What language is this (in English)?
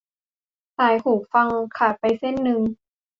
Thai